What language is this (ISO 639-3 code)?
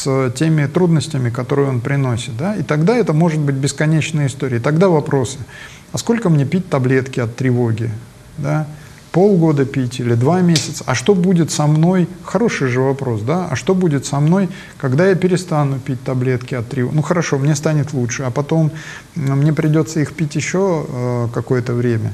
rus